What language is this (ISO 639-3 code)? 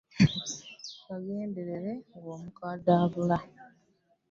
lug